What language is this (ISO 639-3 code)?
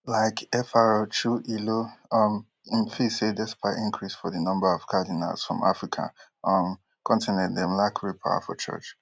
pcm